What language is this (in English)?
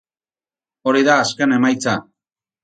Basque